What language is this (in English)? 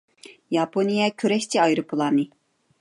Uyghur